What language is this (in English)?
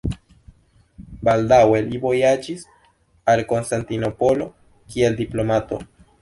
Esperanto